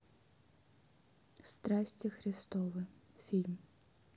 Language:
Russian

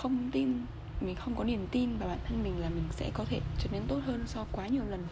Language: Vietnamese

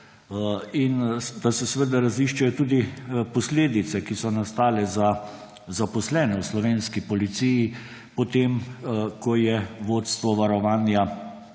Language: Slovenian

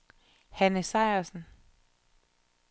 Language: Danish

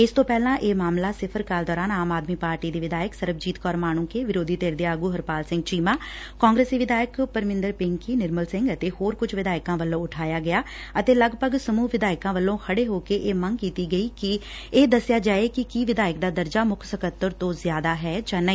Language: Punjabi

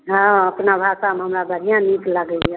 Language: Maithili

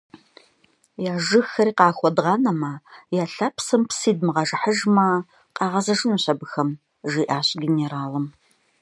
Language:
Kabardian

